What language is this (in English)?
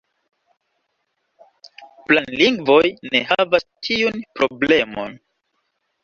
Esperanto